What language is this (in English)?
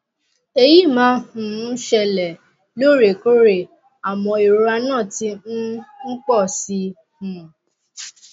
Yoruba